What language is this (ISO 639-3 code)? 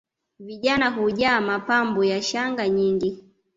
swa